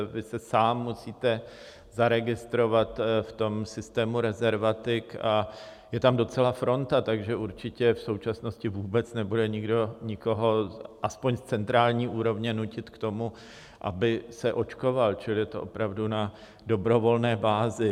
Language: Czech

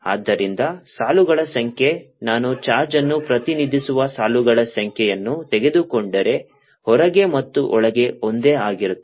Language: Kannada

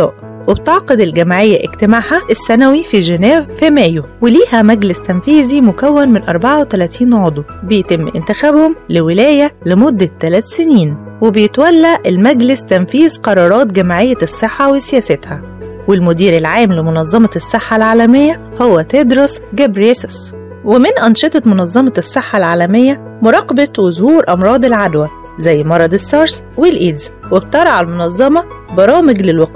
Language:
Arabic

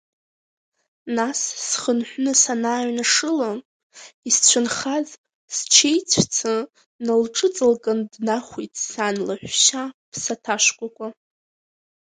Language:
Abkhazian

